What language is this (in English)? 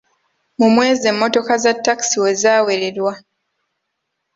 Ganda